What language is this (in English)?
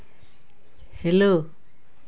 Santali